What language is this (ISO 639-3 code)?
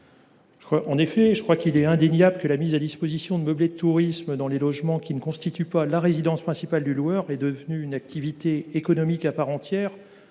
fra